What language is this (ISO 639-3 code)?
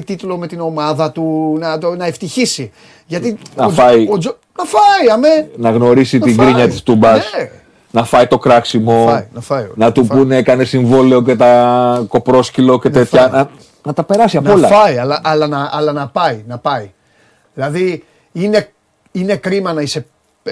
ell